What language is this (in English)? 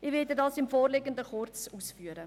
Swiss German